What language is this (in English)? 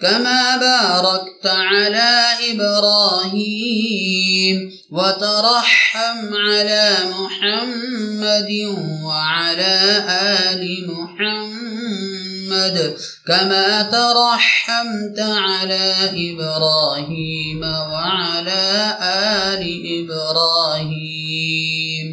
Arabic